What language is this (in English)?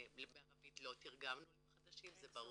Hebrew